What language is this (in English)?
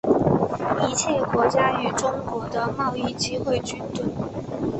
Chinese